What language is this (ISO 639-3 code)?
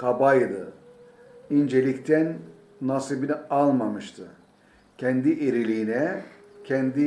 tur